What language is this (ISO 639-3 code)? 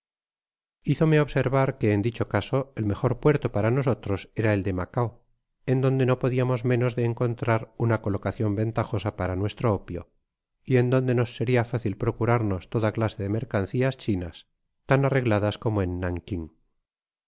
spa